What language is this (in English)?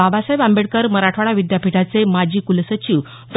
Marathi